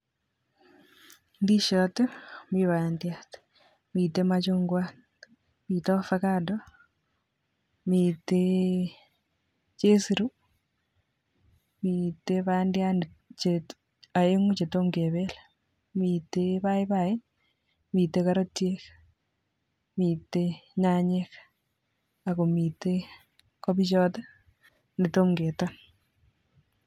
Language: Kalenjin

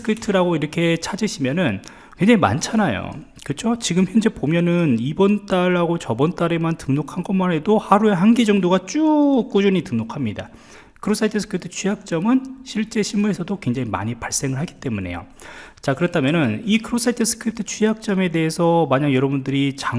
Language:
Korean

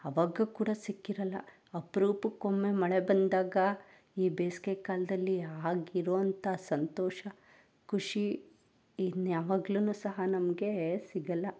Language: Kannada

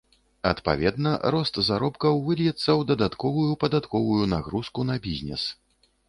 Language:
Belarusian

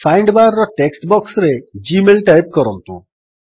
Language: Odia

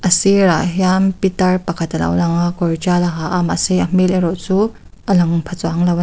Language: Mizo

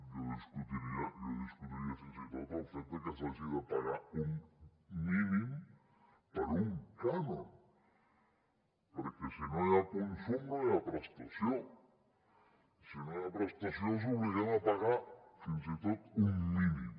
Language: Catalan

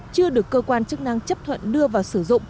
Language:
Vietnamese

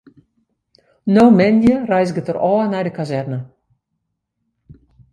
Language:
Western Frisian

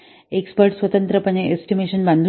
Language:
Marathi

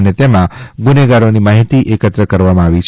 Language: Gujarati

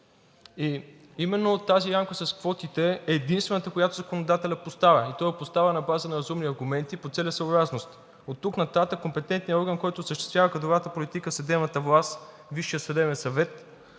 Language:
Bulgarian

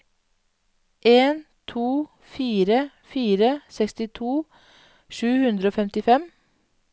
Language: Norwegian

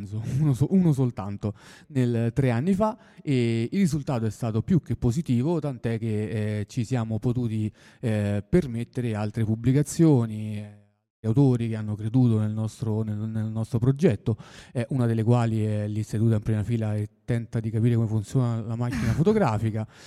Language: Italian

